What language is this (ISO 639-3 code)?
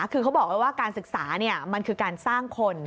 tha